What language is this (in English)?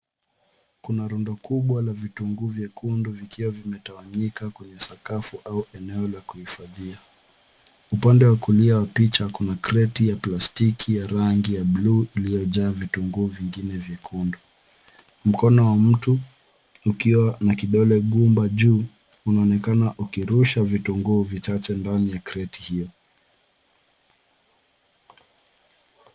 Swahili